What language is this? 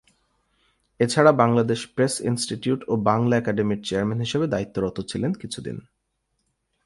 Bangla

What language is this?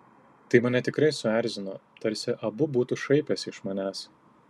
Lithuanian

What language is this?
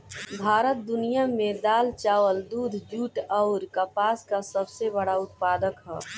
Bhojpuri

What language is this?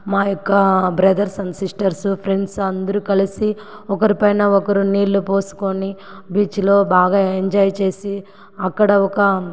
Telugu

